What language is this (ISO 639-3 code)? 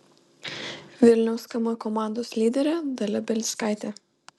lit